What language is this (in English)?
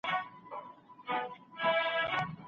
Pashto